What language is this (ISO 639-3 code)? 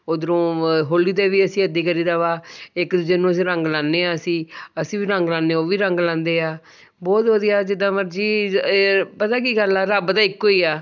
pan